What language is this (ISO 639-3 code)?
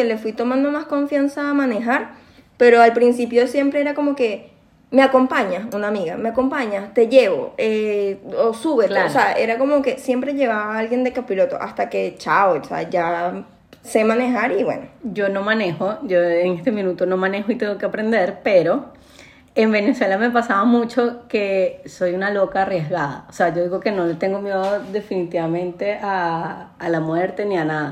spa